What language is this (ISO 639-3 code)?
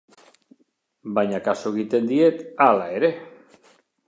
eus